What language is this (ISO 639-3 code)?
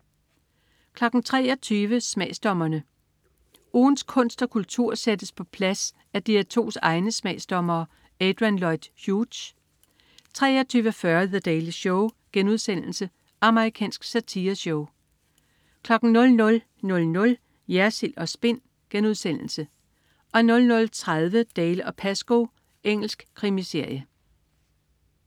dan